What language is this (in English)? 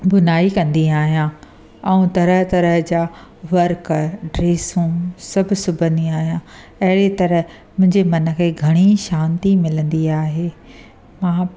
Sindhi